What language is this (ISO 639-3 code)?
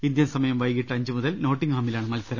mal